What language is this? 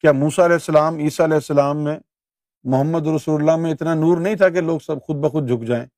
Urdu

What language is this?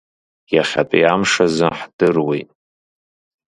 Abkhazian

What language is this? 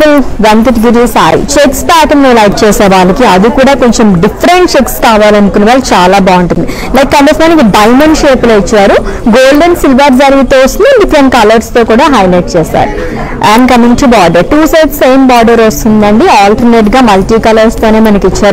Telugu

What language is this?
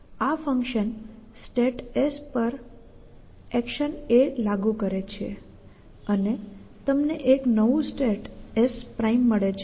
Gujarati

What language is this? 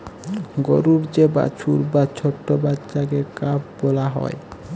Bangla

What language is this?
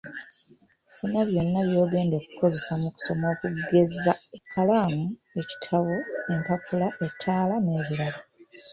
Ganda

